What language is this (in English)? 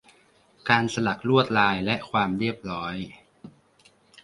Thai